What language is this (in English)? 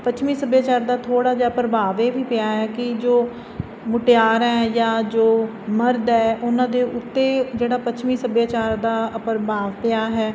Punjabi